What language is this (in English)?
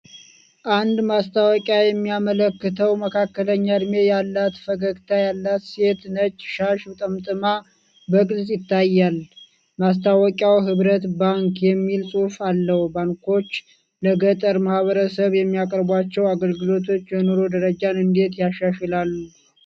Amharic